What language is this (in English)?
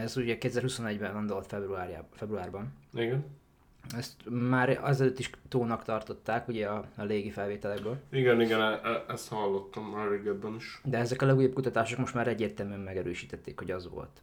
Hungarian